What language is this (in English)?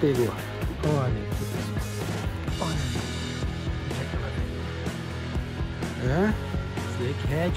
Portuguese